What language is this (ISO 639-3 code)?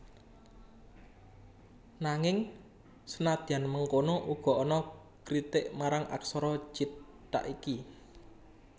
jav